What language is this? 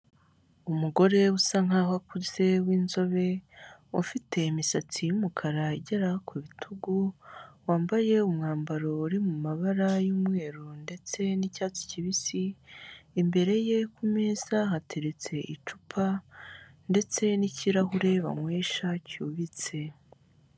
Kinyarwanda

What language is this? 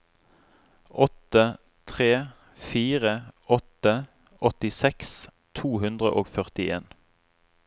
Norwegian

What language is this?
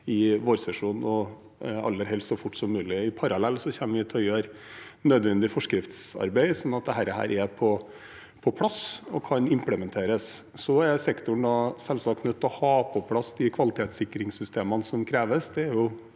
Norwegian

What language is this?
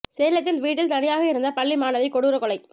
Tamil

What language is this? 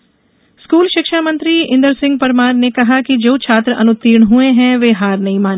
Hindi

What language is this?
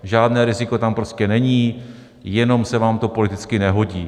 Czech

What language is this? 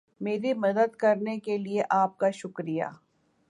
Urdu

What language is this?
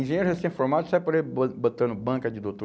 Portuguese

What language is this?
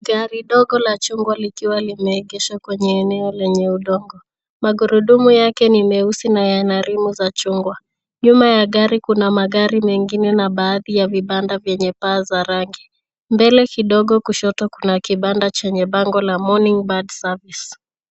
Swahili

